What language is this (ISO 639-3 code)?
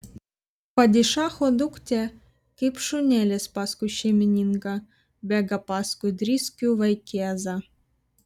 lit